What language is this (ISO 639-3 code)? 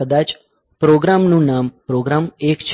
guj